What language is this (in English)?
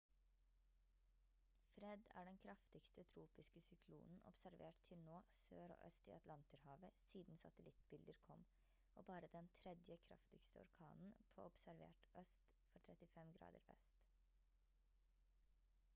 Norwegian Bokmål